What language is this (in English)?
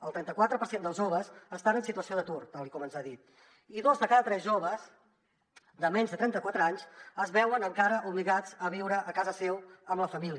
Catalan